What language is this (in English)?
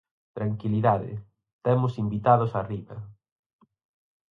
Galician